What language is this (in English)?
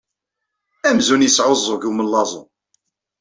Kabyle